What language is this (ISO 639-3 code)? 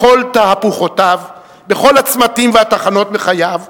heb